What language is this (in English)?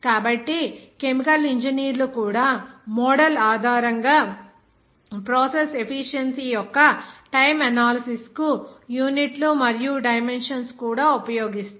Telugu